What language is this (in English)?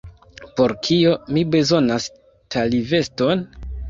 Esperanto